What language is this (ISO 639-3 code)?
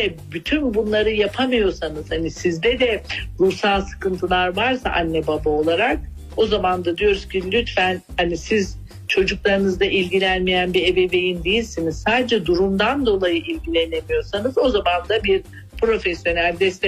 tur